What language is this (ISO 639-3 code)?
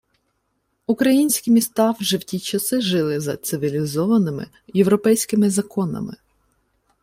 ukr